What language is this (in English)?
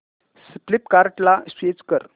Marathi